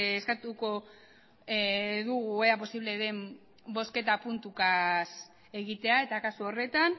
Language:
Basque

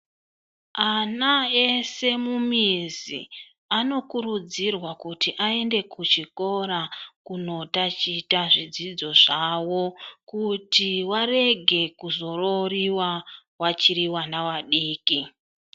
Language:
Ndau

